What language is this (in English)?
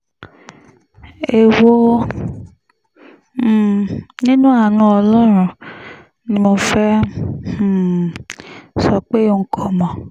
Yoruba